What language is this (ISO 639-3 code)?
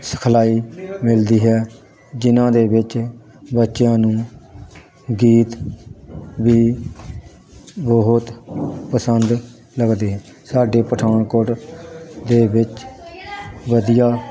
pan